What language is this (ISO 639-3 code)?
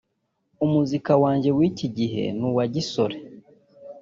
kin